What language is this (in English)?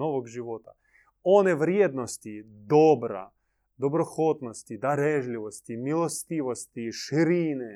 Croatian